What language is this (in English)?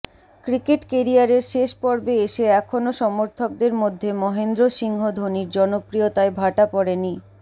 Bangla